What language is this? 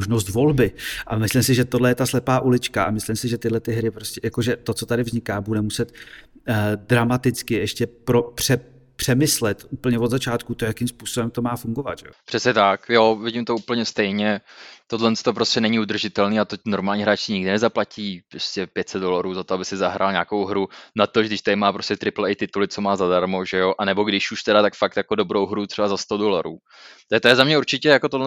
Czech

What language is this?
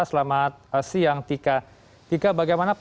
Indonesian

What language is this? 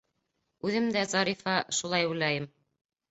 Bashkir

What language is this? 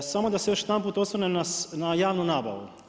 Croatian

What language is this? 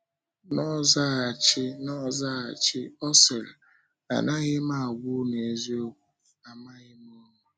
Igbo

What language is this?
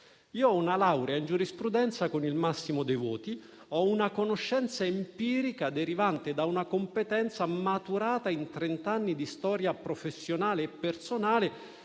Italian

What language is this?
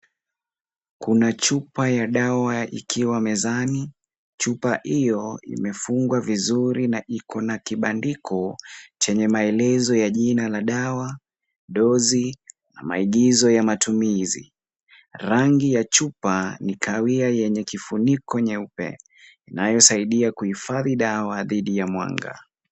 Swahili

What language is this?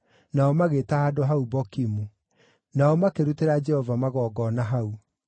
Kikuyu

